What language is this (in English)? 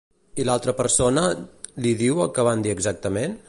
Catalan